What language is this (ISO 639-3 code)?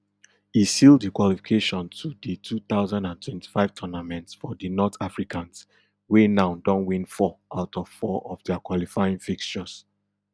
pcm